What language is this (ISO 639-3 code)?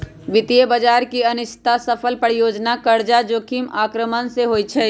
mag